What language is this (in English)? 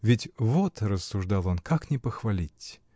Russian